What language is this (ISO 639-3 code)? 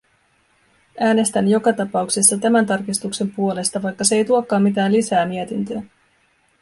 fin